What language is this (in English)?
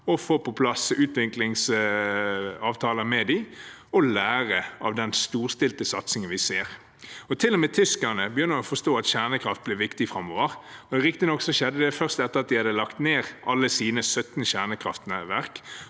Norwegian